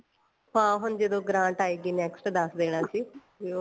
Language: Punjabi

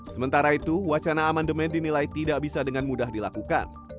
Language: Indonesian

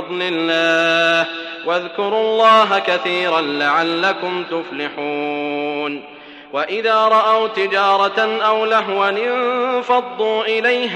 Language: Arabic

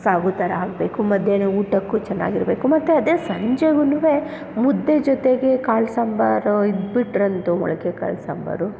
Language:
Kannada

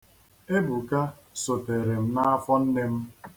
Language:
Igbo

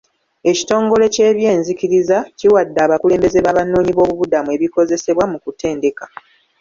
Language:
Ganda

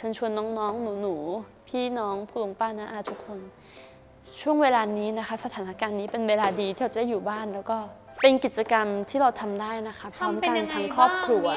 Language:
Thai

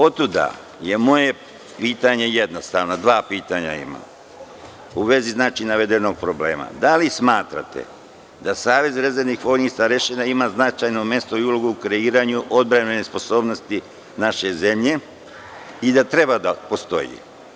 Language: Serbian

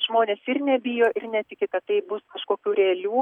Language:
Lithuanian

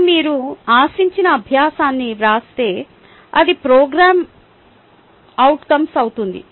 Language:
Telugu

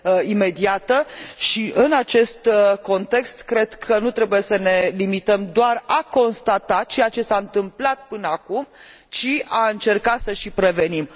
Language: Romanian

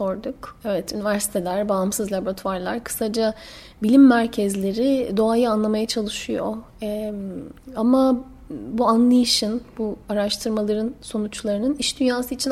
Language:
Turkish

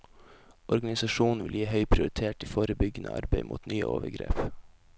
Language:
Norwegian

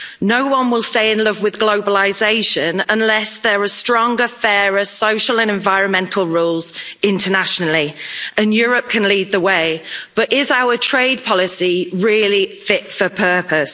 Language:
English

